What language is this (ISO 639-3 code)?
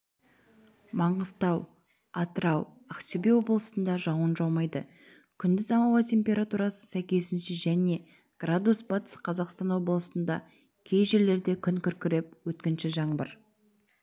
kaz